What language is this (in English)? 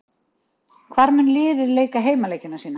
Icelandic